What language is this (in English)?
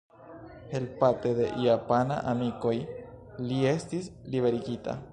Esperanto